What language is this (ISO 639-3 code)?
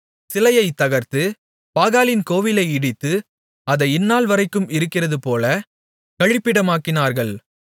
tam